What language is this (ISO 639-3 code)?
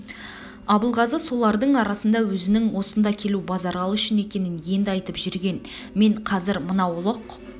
kaz